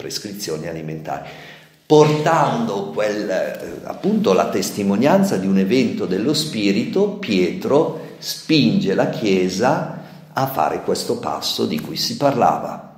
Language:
Italian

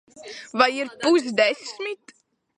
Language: Latvian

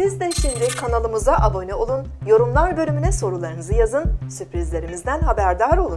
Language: Turkish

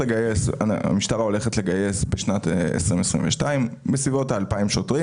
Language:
Hebrew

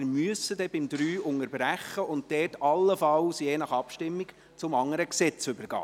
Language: Swiss German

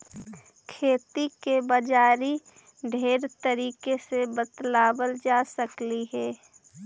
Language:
Magahi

